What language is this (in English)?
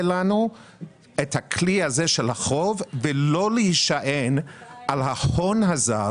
Hebrew